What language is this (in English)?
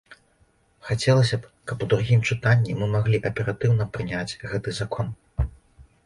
Belarusian